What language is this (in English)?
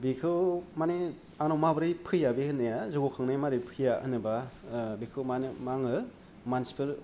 Bodo